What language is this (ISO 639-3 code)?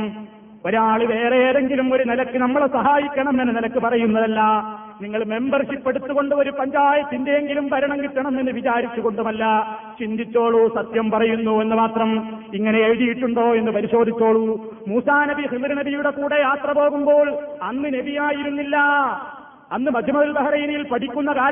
mal